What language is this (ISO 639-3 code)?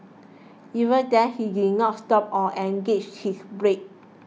eng